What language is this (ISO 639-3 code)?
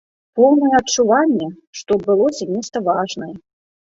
bel